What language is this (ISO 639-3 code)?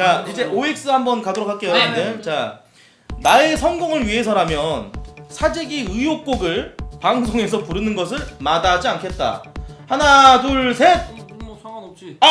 kor